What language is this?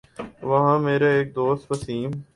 Urdu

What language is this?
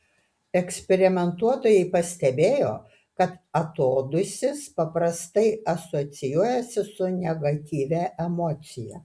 Lithuanian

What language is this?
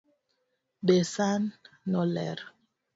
Luo (Kenya and Tanzania)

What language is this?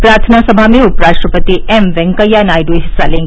Hindi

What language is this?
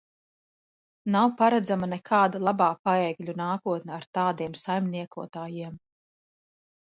Latvian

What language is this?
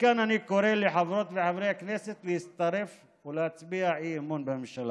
Hebrew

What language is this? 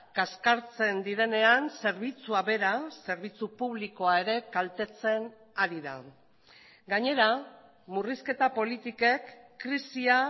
Basque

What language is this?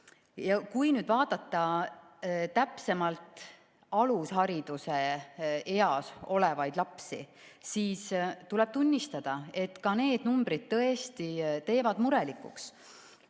Estonian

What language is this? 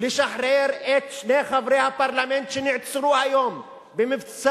Hebrew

